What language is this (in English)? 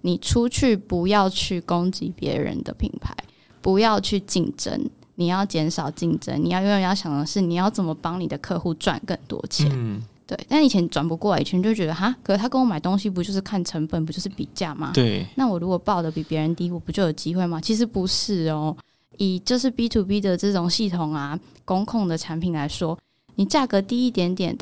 Chinese